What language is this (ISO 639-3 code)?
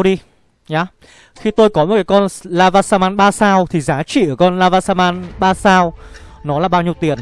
vie